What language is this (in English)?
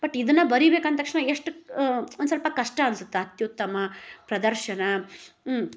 Kannada